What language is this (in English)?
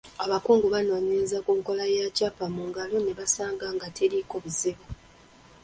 Ganda